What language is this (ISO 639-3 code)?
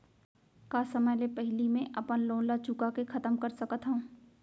hne